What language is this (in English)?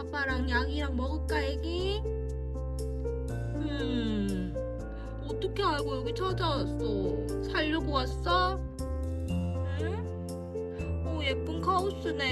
Korean